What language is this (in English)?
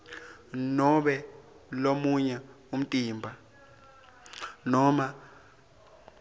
Swati